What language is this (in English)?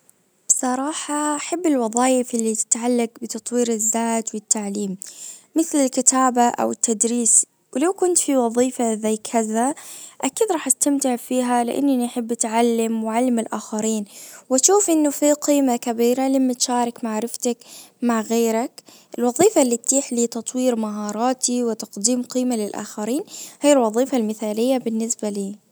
Najdi Arabic